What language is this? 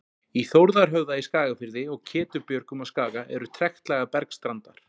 Icelandic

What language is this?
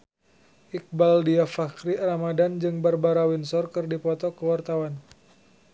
Sundanese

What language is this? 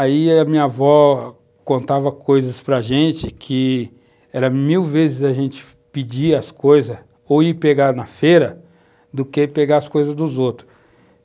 Portuguese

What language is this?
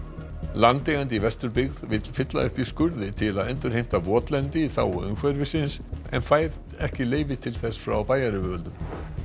Icelandic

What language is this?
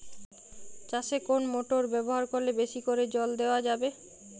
Bangla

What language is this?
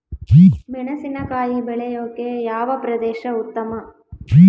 Kannada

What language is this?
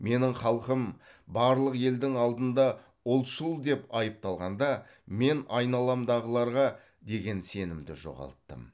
Kazakh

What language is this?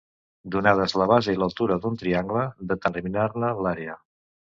Catalan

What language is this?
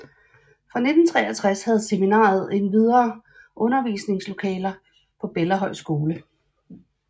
Danish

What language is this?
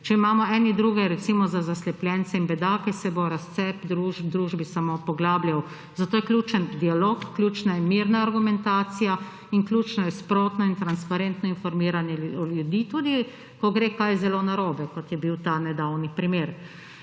Slovenian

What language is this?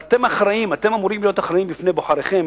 Hebrew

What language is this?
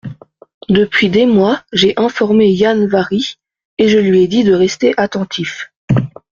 French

